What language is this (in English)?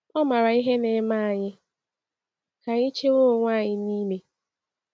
Igbo